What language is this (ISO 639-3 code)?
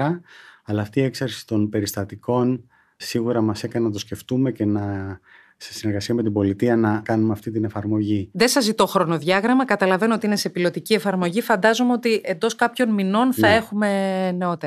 ell